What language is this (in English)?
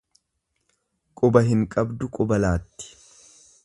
Oromo